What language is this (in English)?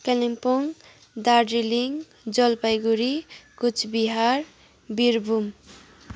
Nepali